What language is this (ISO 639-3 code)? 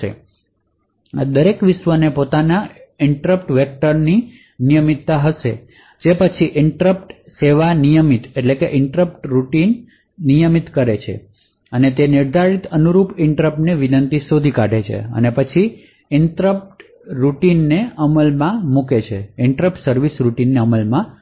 guj